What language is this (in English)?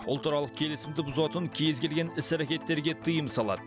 Kazakh